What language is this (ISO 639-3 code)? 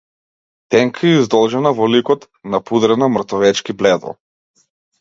mkd